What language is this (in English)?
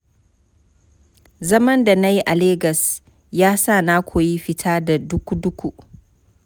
Hausa